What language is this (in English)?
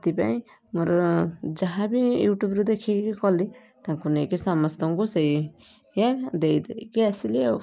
Odia